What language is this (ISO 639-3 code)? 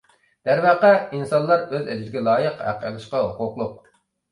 uig